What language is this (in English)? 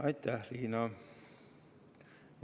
Estonian